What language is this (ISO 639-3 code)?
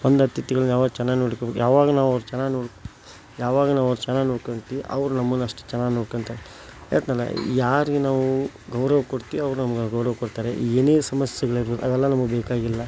kan